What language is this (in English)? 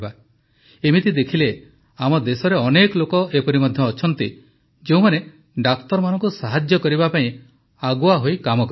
Odia